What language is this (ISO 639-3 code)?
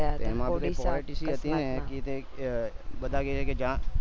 guj